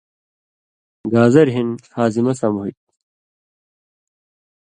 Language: Indus Kohistani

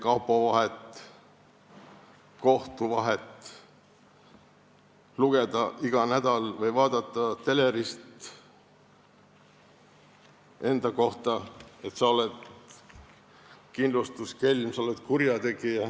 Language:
Estonian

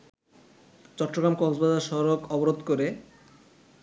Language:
Bangla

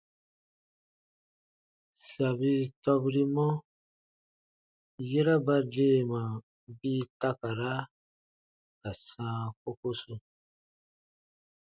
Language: Baatonum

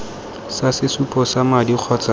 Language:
Tswana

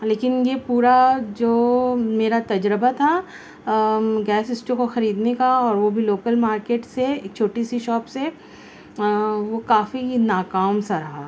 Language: Urdu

